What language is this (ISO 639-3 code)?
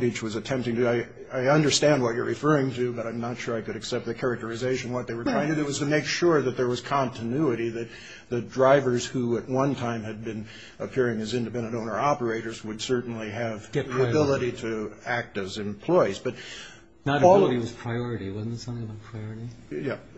eng